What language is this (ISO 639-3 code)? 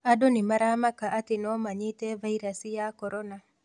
kik